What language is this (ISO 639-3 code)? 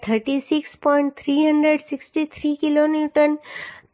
guj